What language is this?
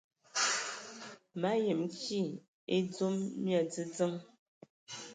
Ewondo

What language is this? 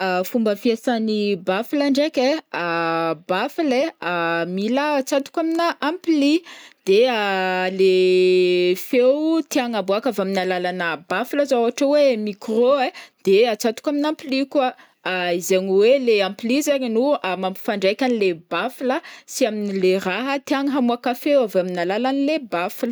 Northern Betsimisaraka Malagasy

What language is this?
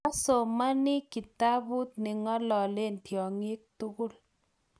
Kalenjin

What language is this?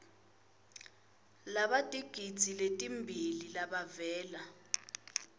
Swati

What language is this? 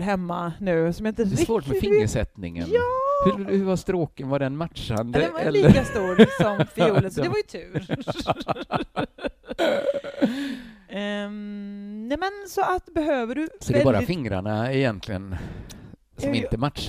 Swedish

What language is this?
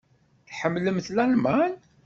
Kabyle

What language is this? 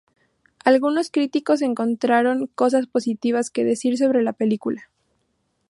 Spanish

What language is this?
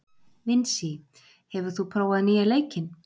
Icelandic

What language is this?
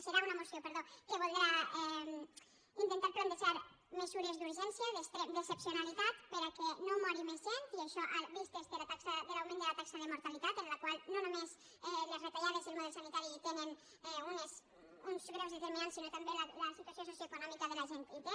Catalan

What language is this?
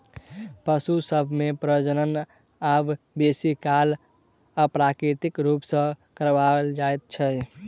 Maithili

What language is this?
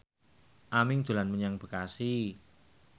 Javanese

